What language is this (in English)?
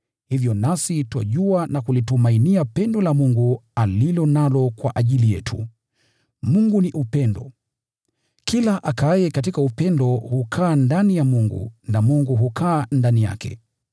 Swahili